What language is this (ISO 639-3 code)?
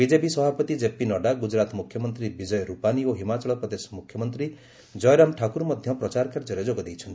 ori